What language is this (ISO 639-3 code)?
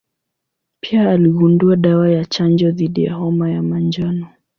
swa